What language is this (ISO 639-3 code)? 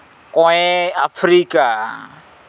sat